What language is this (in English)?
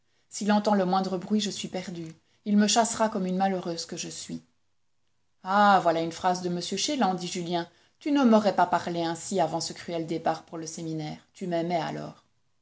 French